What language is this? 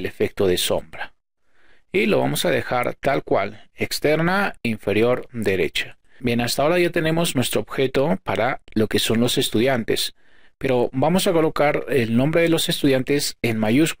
Spanish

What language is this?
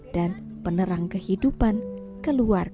Indonesian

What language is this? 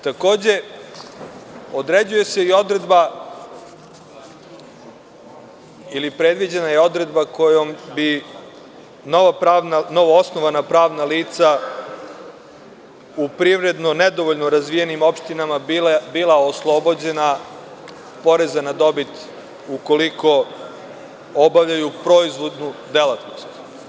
Serbian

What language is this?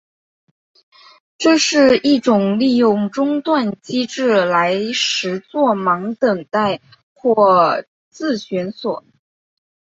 Chinese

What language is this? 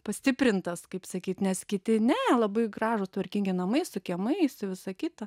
Lithuanian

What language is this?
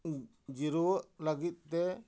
Santali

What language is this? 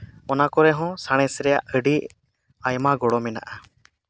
Santali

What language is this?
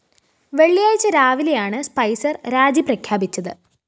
Malayalam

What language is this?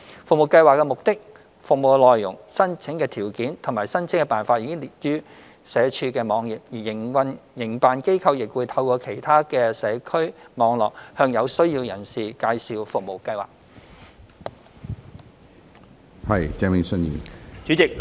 Cantonese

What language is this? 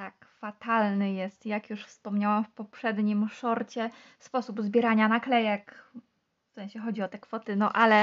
Polish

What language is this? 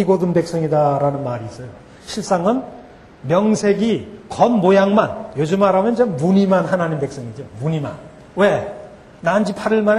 Korean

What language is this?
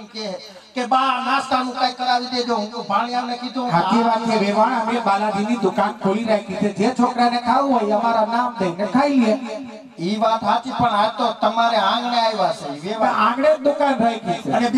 Gujarati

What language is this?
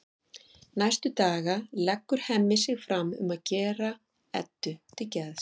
Icelandic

